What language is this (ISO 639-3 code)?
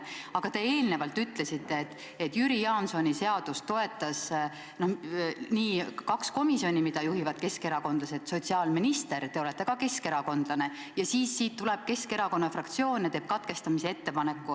est